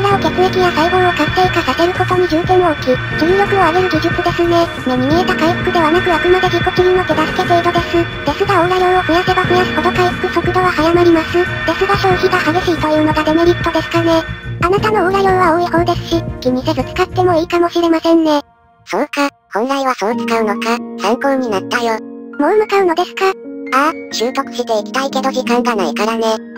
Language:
Japanese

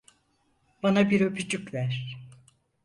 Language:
Turkish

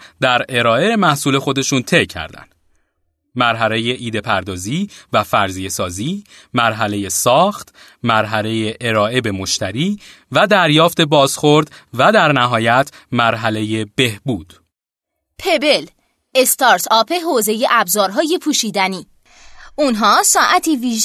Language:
Persian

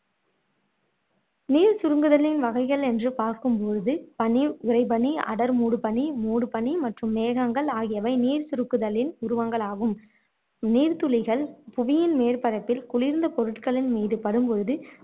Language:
Tamil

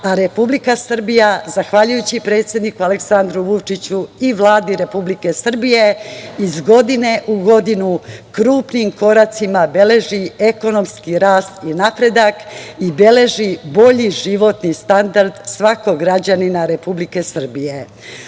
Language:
Serbian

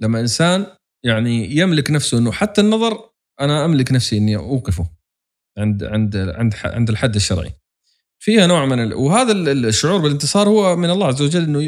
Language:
Arabic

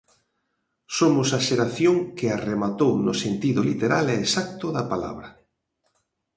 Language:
Galician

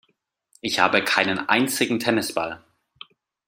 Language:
German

